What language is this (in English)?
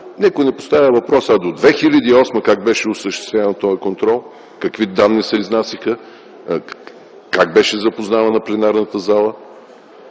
Bulgarian